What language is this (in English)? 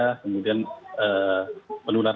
Indonesian